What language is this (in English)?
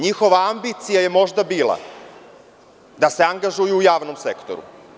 Serbian